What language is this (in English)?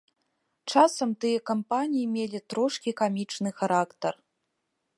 Belarusian